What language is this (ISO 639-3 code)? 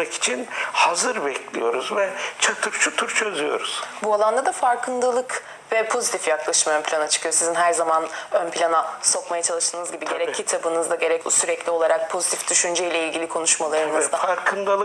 tur